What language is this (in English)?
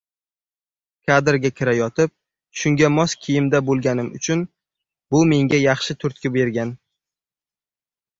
Uzbek